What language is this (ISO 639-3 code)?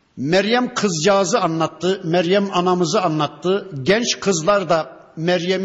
tur